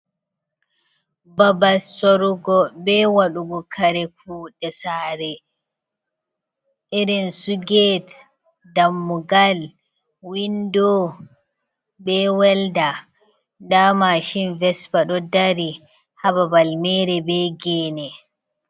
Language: Fula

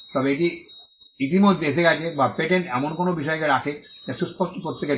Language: Bangla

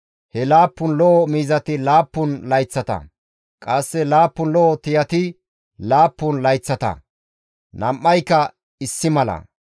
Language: Gamo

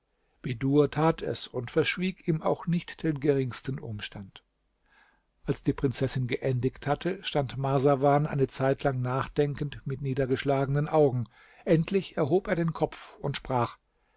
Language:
German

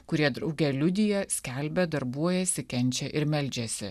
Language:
Lithuanian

